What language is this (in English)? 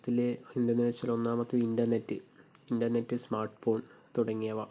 Malayalam